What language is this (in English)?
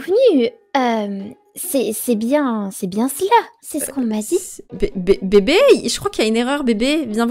French